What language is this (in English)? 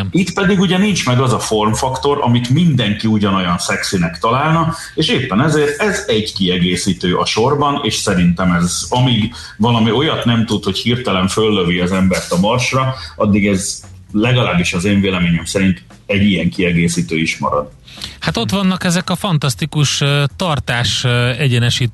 Hungarian